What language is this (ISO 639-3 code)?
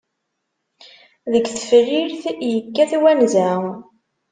kab